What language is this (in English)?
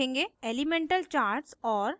Hindi